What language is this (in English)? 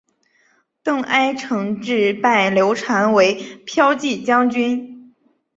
Chinese